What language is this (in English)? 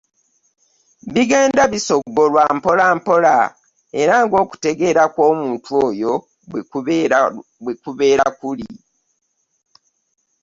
Ganda